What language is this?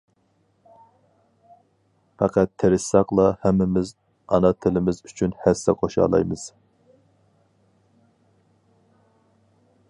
Uyghur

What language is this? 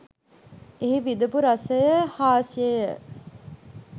Sinhala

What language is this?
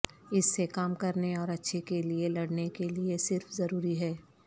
Urdu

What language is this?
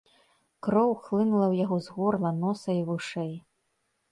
Belarusian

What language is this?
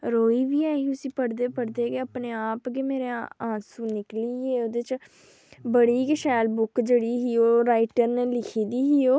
Dogri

